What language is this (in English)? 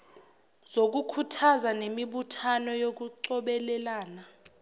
Zulu